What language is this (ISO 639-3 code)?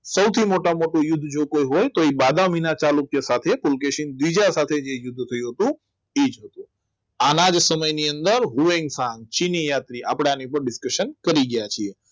guj